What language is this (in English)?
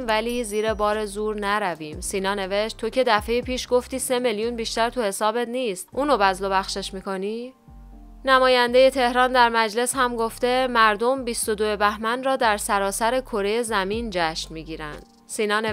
Persian